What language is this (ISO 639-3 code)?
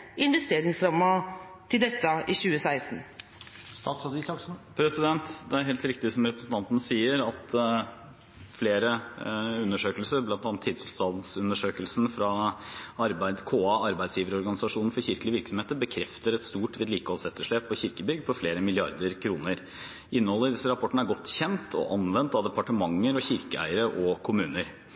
nob